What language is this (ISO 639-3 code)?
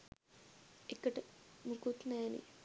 sin